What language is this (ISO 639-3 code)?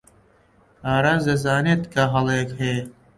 ckb